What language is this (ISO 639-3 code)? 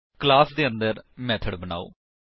pan